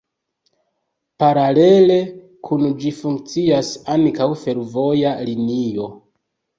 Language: Esperanto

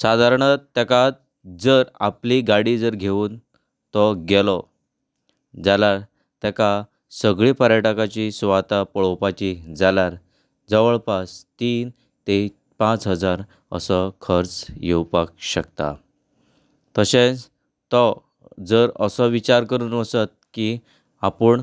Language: Konkani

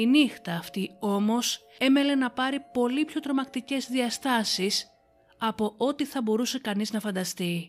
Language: Greek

